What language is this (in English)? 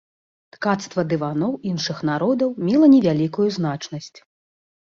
Belarusian